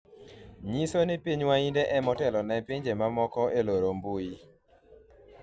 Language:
Luo (Kenya and Tanzania)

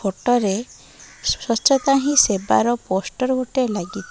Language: Odia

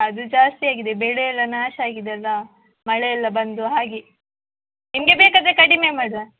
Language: Kannada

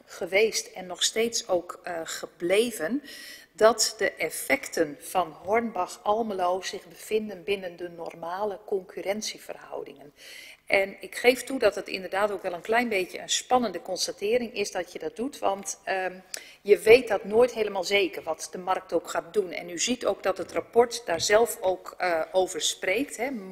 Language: Dutch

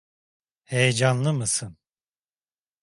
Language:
Turkish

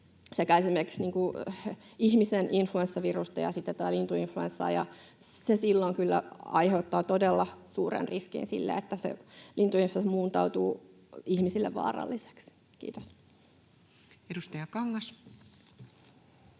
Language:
Finnish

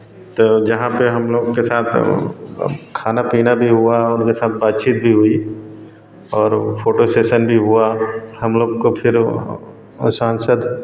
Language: Hindi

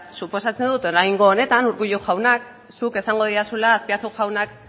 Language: Basque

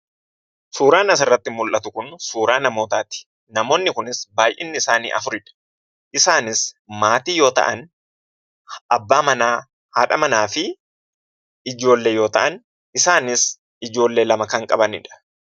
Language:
Oromo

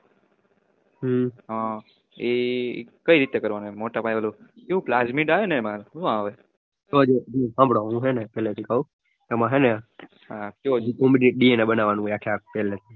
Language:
Gujarati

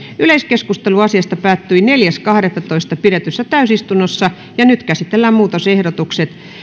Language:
Finnish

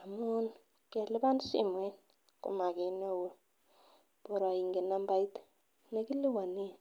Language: Kalenjin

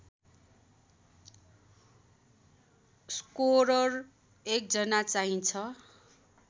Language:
Nepali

